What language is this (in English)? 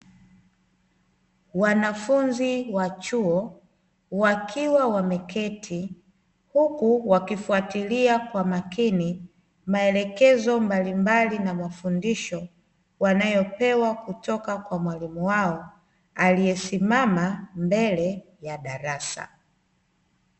Swahili